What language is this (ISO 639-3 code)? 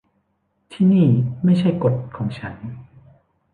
tha